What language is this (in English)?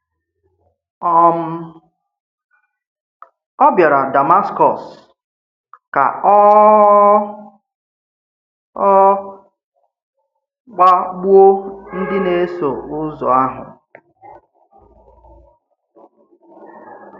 Igbo